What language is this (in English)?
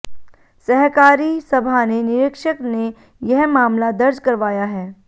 Hindi